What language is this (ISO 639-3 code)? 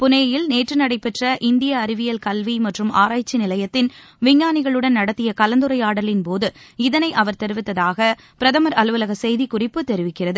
tam